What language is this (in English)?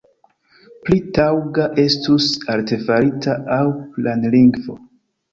Esperanto